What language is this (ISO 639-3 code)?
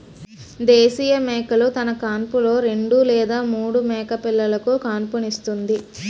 tel